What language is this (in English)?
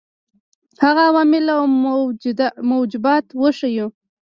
Pashto